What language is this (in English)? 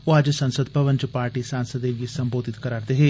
Dogri